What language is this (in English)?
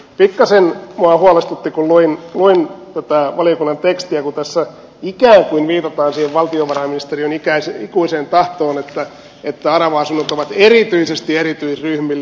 Finnish